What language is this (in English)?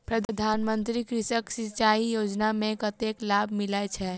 Maithili